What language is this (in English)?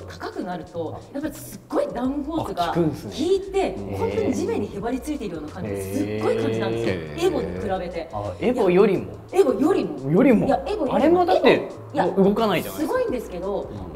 Japanese